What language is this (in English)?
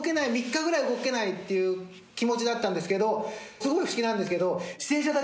Japanese